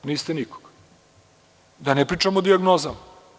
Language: Serbian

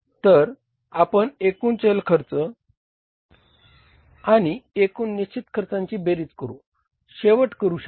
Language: Marathi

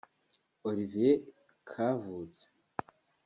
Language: Kinyarwanda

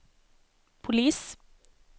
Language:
Swedish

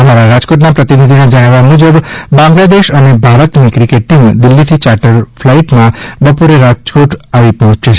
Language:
Gujarati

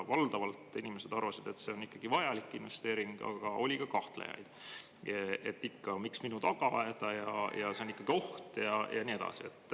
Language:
Estonian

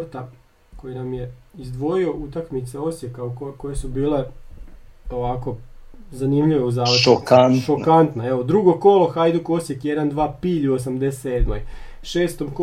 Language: Croatian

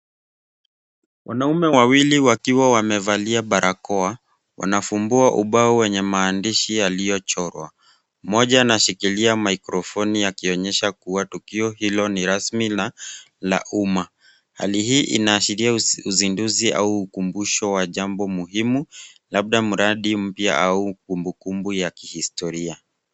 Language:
Swahili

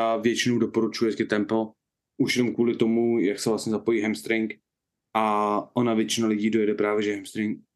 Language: Czech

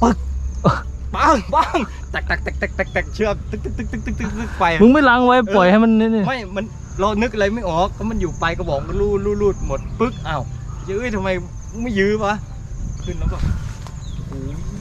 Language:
Thai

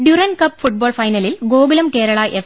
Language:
Malayalam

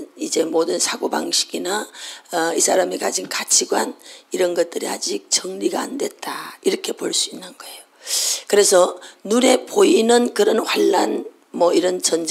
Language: Korean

